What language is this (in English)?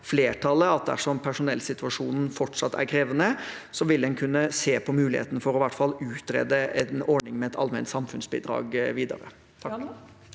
Norwegian